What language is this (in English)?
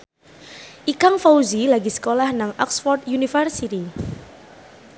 Javanese